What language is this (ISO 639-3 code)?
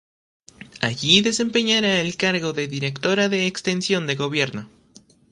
spa